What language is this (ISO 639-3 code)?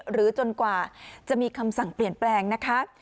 tha